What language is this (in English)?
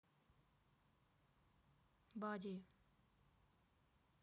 Russian